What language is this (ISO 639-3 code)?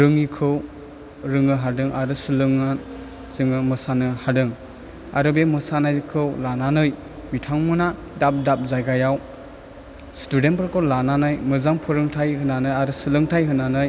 brx